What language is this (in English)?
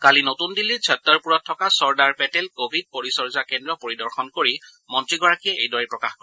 Assamese